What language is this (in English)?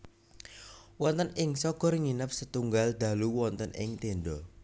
Javanese